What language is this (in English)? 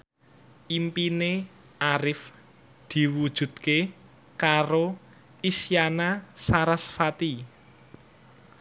Javanese